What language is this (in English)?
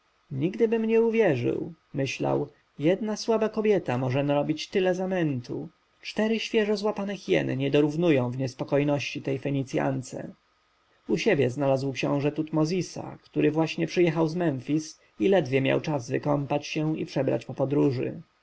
Polish